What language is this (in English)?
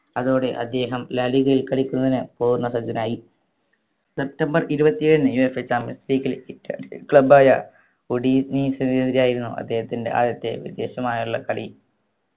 Malayalam